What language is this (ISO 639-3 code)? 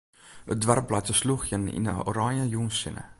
fry